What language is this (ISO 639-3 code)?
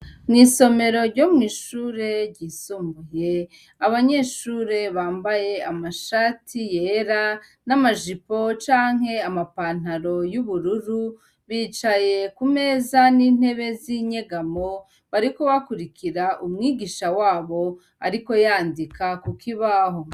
run